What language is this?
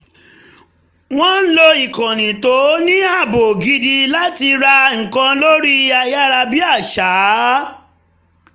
Yoruba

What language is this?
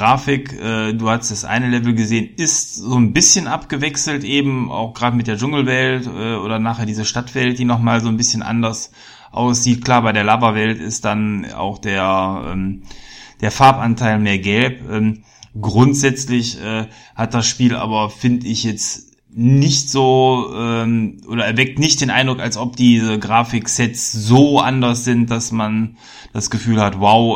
German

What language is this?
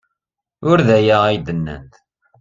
Kabyle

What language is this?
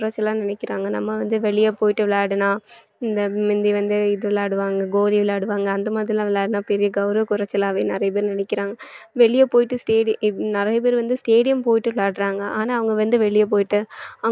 Tamil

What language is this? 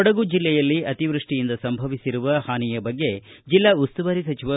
Kannada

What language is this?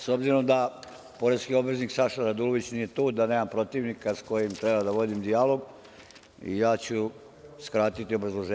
Serbian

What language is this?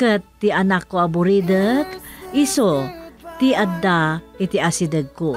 Filipino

